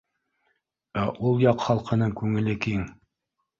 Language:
Bashkir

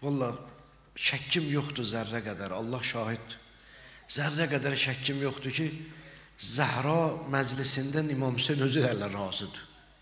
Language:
Turkish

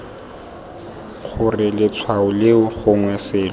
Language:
Tswana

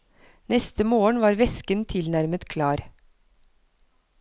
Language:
Norwegian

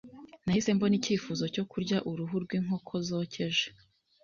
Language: Kinyarwanda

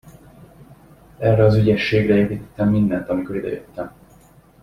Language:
Hungarian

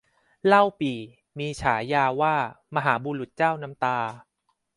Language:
Thai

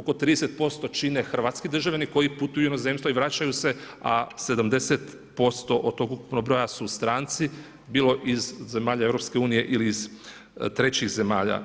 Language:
Croatian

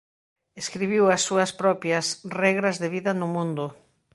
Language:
Galician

